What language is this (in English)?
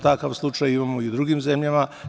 Serbian